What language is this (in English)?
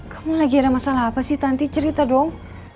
Indonesian